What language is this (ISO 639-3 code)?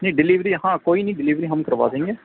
urd